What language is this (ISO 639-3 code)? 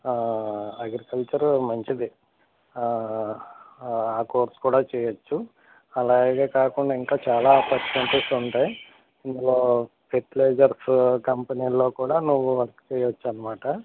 tel